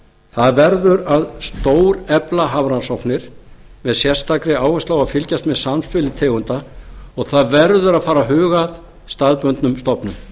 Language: Icelandic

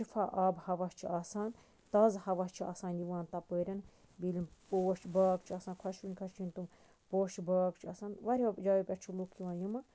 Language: Kashmiri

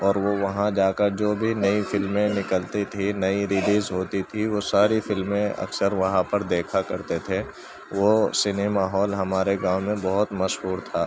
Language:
Urdu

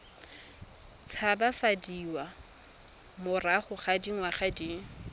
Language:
Tswana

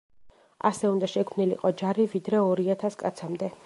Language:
Georgian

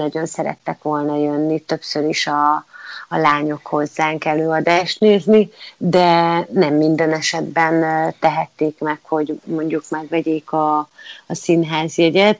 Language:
Hungarian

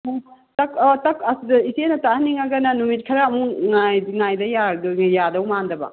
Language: Manipuri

